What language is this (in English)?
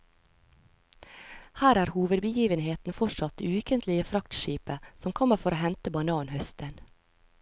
Norwegian